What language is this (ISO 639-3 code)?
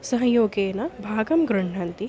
san